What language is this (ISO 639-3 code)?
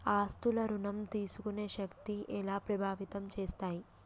tel